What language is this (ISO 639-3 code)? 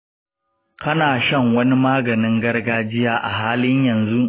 hau